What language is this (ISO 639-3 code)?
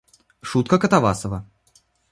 rus